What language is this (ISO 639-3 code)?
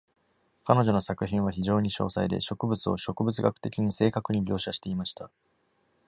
jpn